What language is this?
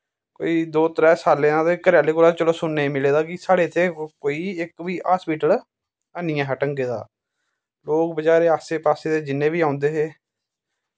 Dogri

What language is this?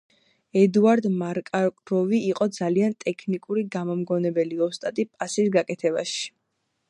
Georgian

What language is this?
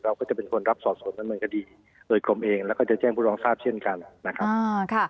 Thai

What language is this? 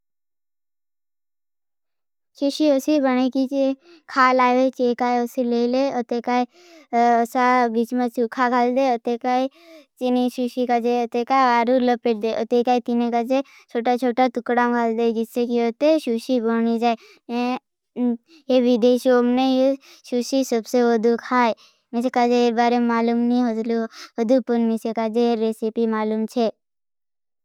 Bhili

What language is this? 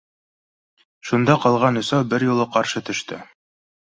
Bashkir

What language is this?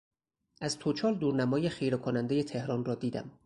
Persian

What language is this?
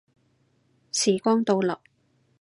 Cantonese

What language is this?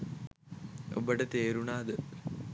Sinhala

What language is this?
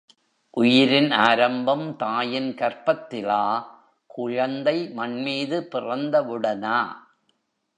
Tamil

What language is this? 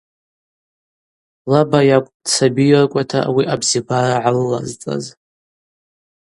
Abaza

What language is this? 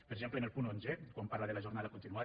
Catalan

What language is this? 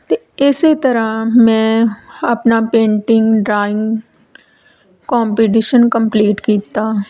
Punjabi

